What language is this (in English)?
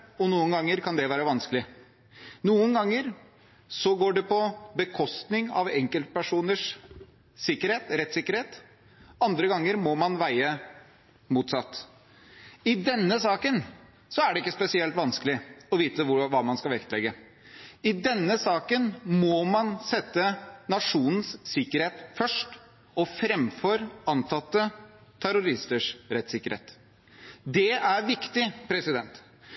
Norwegian Bokmål